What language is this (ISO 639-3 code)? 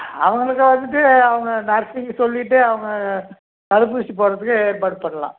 tam